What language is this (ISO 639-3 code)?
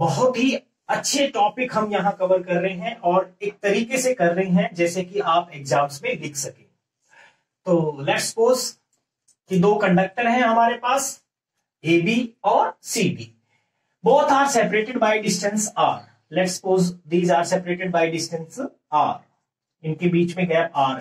hin